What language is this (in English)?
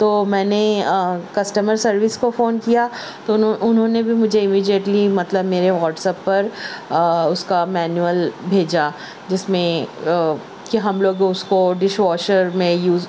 Urdu